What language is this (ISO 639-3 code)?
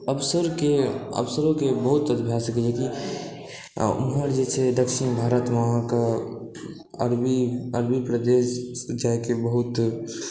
mai